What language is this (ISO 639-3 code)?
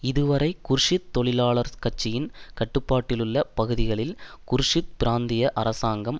tam